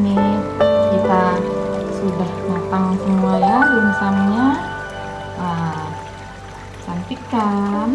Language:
Indonesian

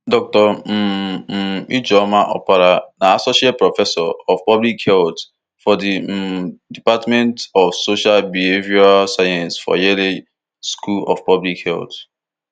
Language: Nigerian Pidgin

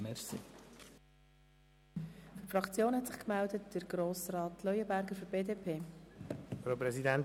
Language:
Swiss German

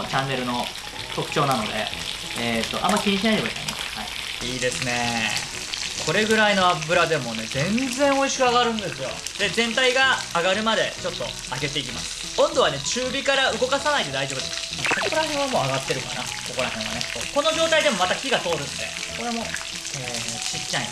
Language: Japanese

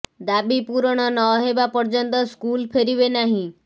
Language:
Odia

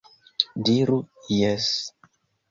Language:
Esperanto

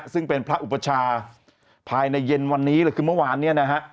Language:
Thai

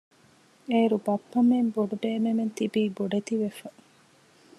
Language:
Divehi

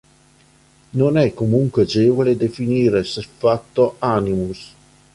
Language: Italian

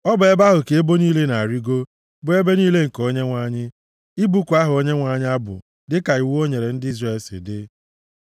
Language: Igbo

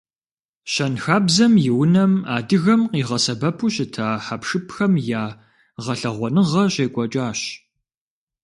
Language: Kabardian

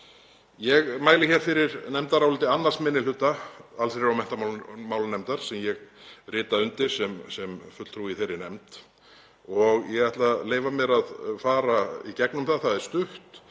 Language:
Icelandic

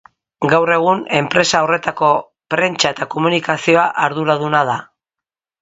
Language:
Basque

